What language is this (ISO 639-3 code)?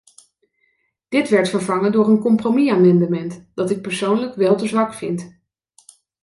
nld